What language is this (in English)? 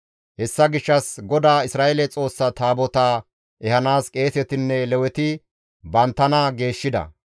Gamo